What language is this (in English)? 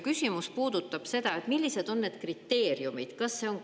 Estonian